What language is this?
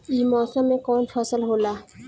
Bhojpuri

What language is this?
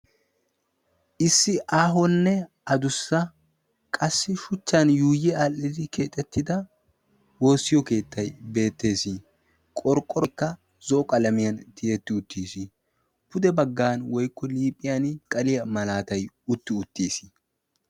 Wolaytta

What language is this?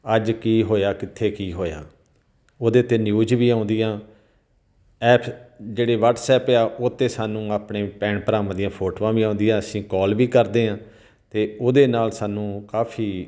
Punjabi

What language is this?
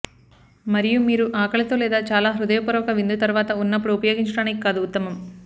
Telugu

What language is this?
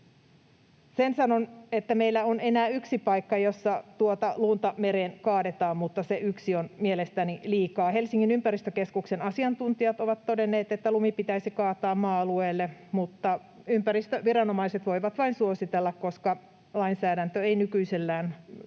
Finnish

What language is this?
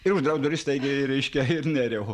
Lithuanian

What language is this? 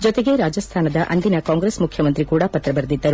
Kannada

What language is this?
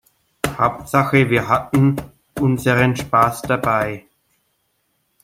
German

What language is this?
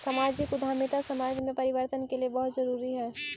Magahi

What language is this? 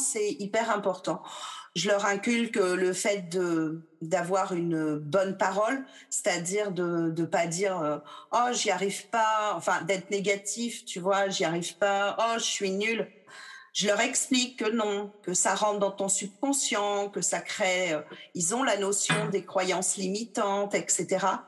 French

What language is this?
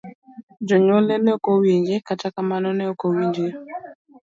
Luo (Kenya and Tanzania)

